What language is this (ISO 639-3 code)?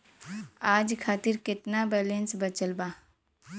bho